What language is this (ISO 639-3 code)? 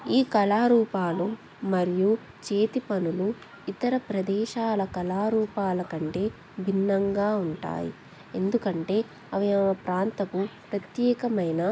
tel